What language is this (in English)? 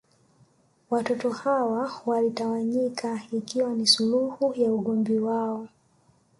Swahili